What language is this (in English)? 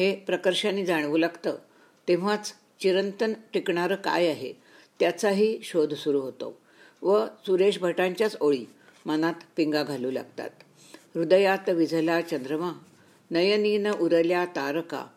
Marathi